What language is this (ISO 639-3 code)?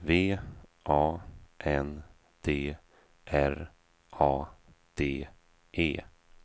swe